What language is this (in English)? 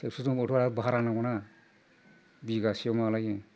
Bodo